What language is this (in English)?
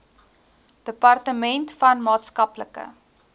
Afrikaans